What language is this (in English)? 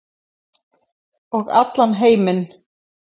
Icelandic